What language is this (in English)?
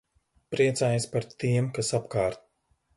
Latvian